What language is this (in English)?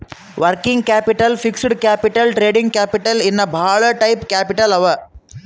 Kannada